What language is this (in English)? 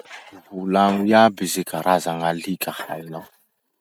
Masikoro Malagasy